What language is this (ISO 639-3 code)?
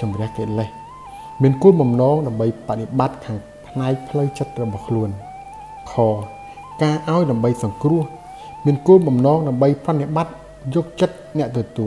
tha